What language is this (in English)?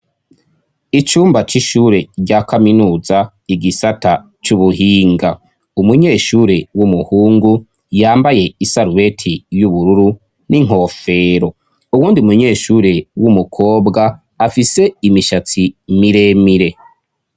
Rundi